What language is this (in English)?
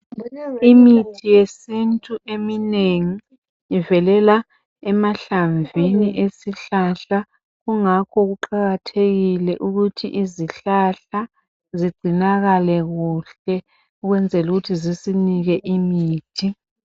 North Ndebele